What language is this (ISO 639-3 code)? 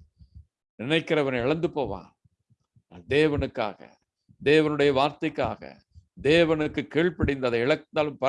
hin